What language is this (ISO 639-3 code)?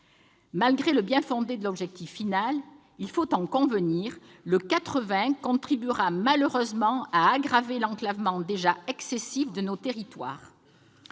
fra